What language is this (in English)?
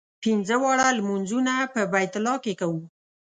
Pashto